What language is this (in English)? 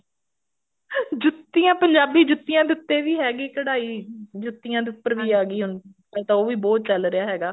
Punjabi